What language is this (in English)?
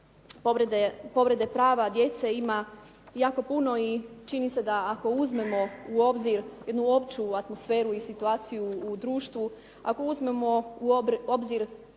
Croatian